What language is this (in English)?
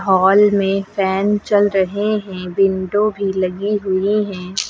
Hindi